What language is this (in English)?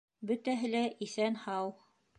Bashkir